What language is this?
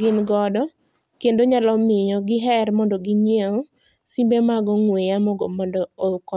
Luo (Kenya and Tanzania)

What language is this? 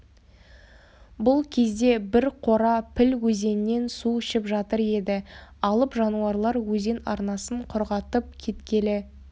Kazakh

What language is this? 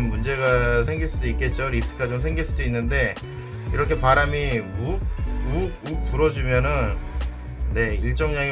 Korean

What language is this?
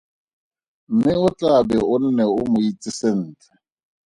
Tswana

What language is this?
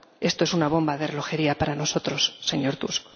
Spanish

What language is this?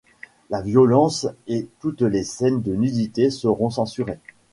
French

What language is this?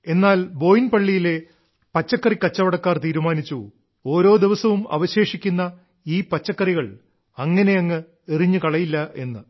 Malayalam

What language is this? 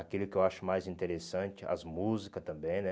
Portuguese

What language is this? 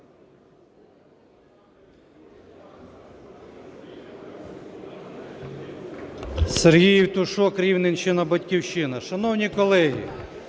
Ukrainian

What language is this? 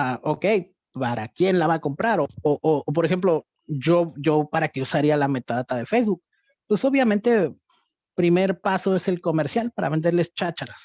Spanish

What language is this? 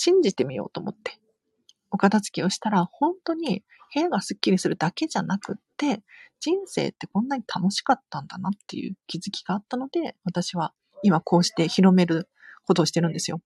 Japanese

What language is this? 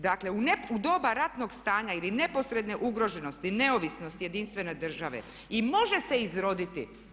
Croatian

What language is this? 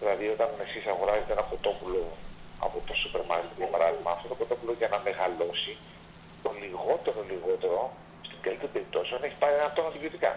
Greek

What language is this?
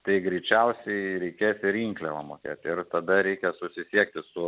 Lithuanian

